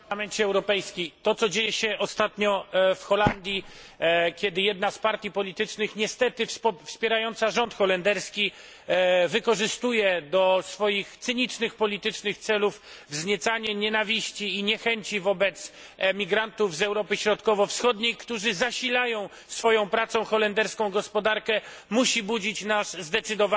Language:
Polish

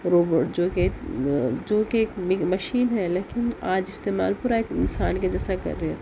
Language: Urdu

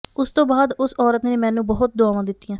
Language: Punjabi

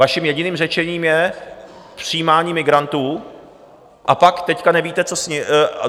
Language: Czech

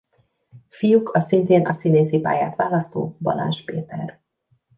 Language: Hungarian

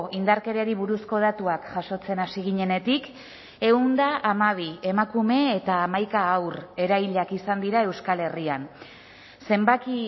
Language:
Basque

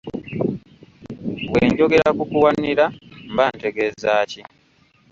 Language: Ganda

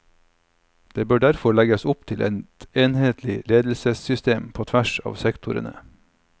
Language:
Norwegian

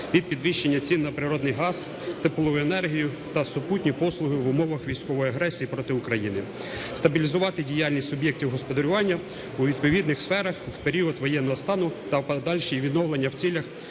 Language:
Ukrainian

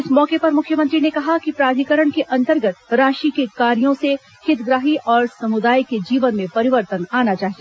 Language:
Hindi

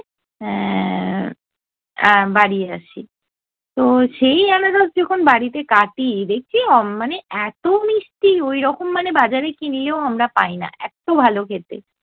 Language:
Bangla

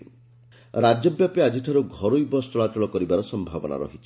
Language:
Odia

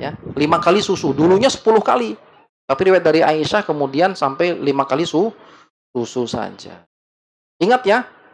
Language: Indonesian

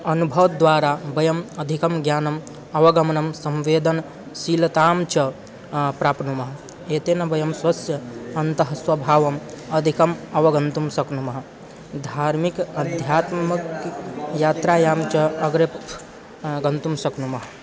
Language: Sanskrit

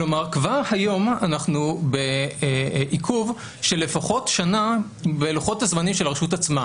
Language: Hebrew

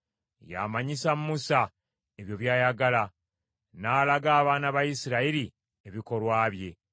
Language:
Ganda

